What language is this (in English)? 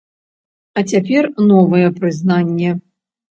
Belarusian